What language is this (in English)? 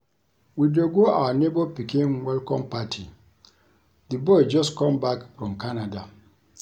Nigerian Pidgin